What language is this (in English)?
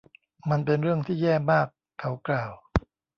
Thai